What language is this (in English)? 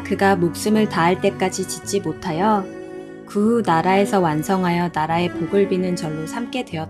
Korean